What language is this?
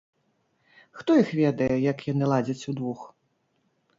Belarusian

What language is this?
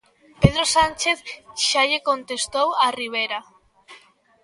Galician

